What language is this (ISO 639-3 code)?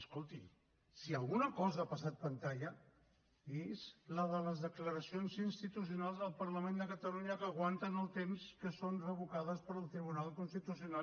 cat